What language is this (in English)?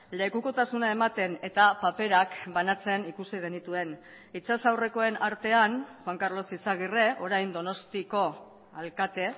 Basque